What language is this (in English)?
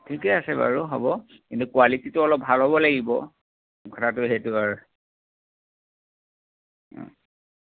Assamese